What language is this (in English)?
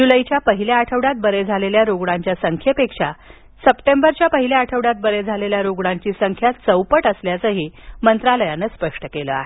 Marathi